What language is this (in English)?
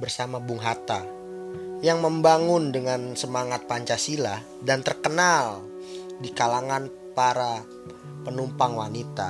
Indonesian